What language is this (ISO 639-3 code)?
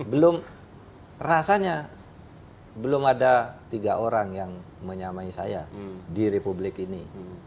ind